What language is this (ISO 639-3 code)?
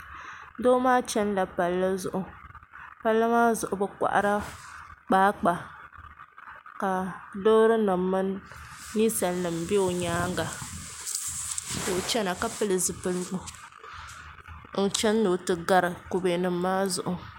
dag